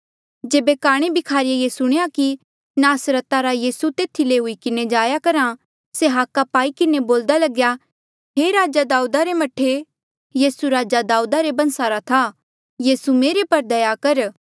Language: Mandeali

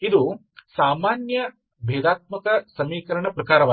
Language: Kannada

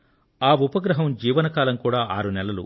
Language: Telugu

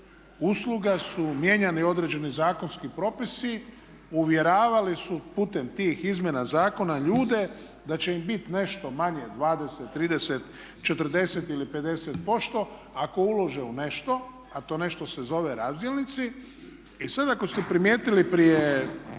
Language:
Croatian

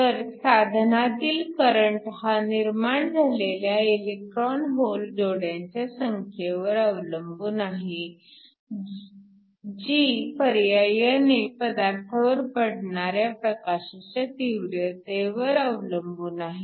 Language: Marathi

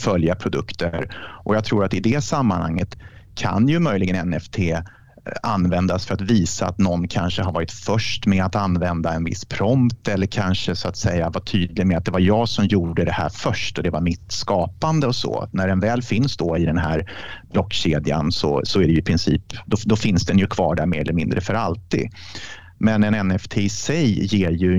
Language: Swedish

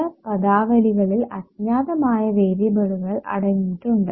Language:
Malayalam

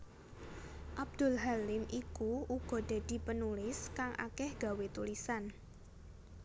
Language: Javanese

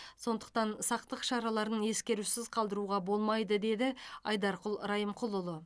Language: Kazakh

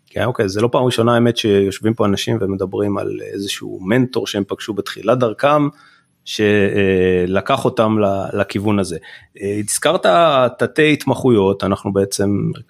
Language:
Hebrew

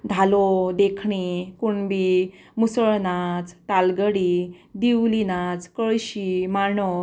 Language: Konkani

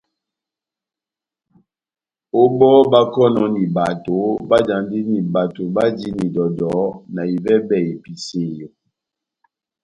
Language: Batanga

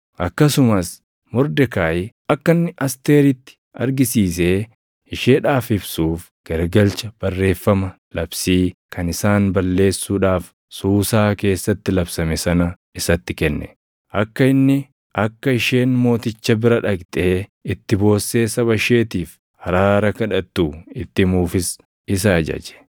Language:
Oromo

